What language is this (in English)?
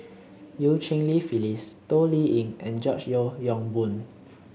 English